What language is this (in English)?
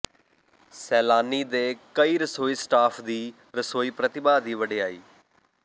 Punjabi